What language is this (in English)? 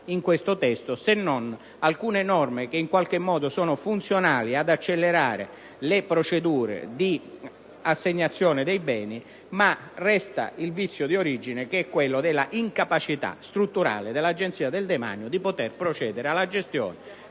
Italian